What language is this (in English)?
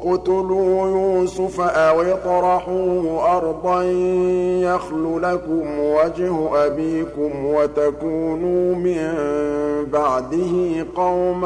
Arabic